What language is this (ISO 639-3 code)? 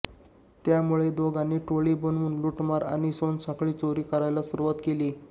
mar